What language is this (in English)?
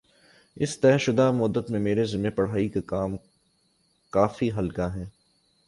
Urdu